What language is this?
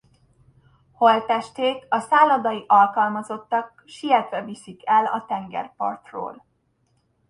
Hungarian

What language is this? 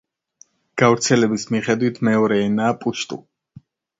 Georgian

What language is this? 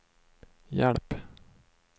Swedish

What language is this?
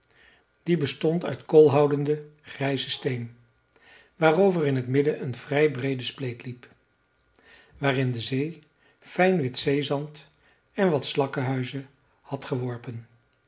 Dutch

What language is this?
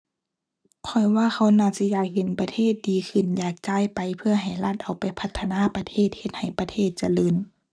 Thai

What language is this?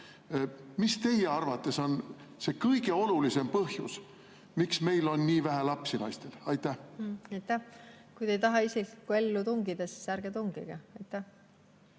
Estonian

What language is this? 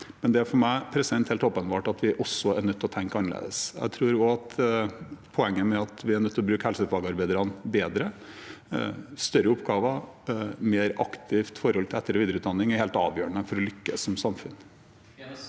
Norwegian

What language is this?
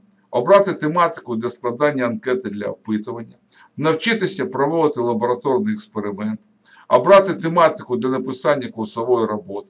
Ukrainian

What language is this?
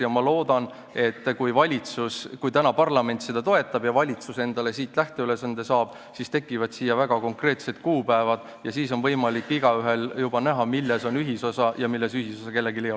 Estonian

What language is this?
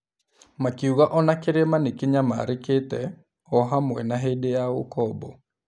Kikuyu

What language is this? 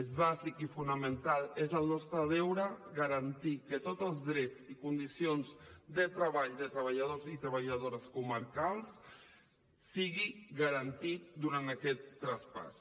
Catalan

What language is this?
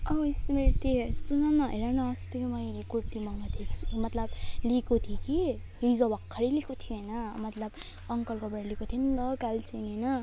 Nepali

